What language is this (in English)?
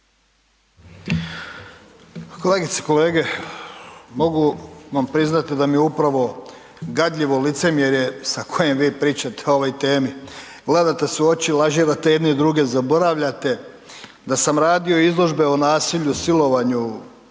Croatian